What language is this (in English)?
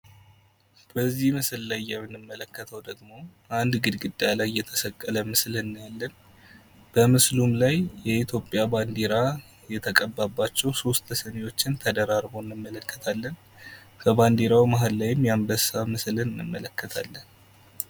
Amharic